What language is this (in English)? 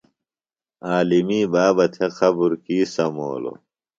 Phalura